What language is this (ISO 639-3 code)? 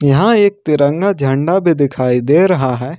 hin